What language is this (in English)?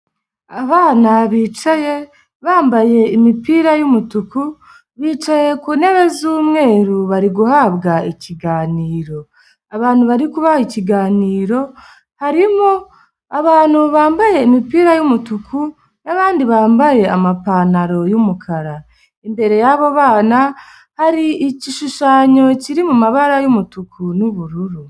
Kinyarwanda